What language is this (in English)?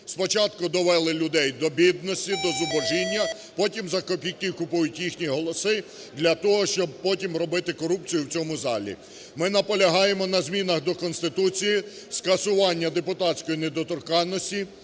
Ukrainian